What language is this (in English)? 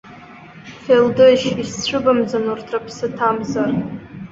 Abkhazian